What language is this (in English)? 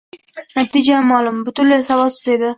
Uzbek